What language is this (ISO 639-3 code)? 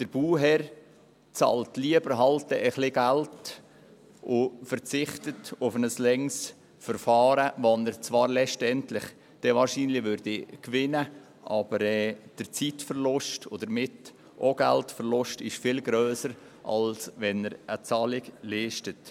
gsw